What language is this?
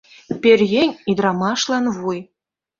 Mari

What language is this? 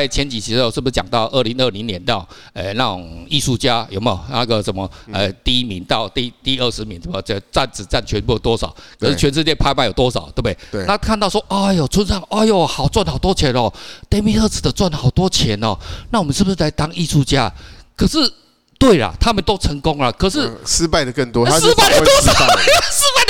Chinese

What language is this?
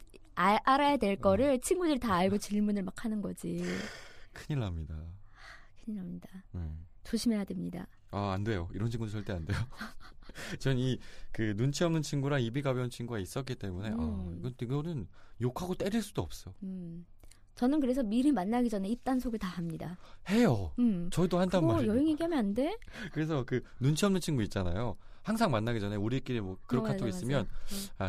Korean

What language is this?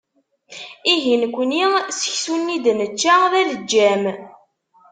Kabyle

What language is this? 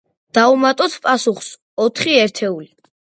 Georgian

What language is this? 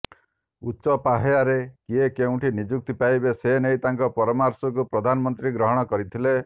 Odia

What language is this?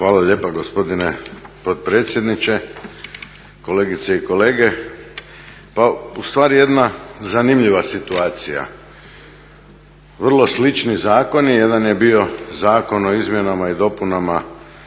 Croatian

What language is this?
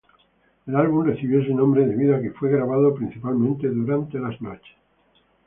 Spanish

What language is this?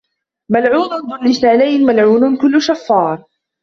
Arabic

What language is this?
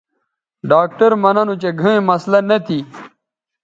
Bateri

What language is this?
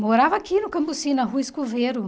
Portuguese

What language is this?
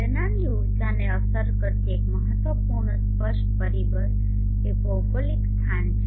Gujarati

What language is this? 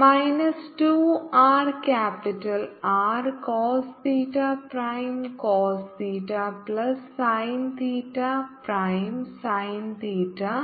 Malayalam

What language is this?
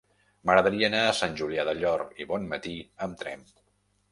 Catalan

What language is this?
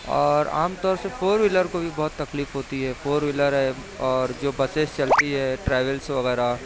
Urdu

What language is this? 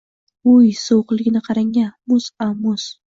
Uzbek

